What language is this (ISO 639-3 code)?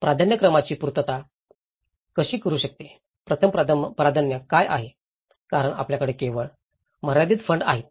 mar